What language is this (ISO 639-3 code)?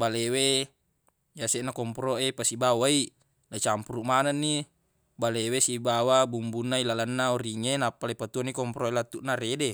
bug